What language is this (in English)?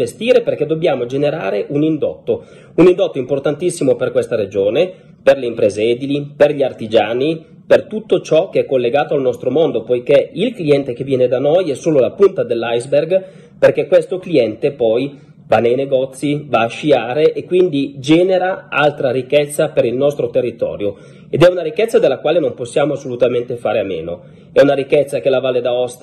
Italian